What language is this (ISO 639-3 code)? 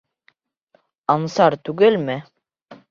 bak